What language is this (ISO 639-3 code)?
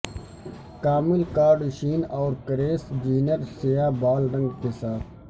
urd